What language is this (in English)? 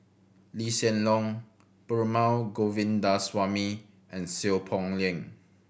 English